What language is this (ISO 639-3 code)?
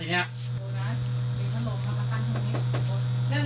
tha